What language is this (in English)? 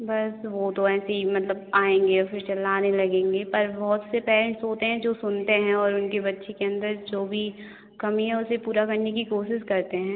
Hindi